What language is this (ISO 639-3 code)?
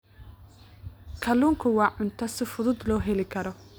som